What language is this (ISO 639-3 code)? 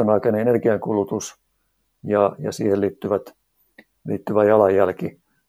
fin